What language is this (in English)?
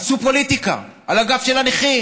Hebrew